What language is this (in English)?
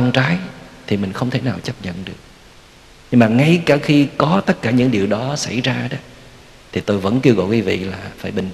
Vietnamese